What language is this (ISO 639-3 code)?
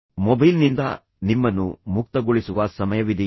kan